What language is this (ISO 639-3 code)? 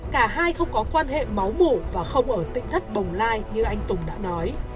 vie